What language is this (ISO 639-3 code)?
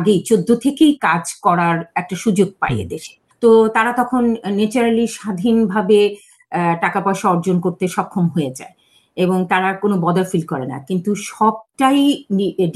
ben